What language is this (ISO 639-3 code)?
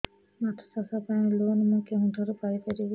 ori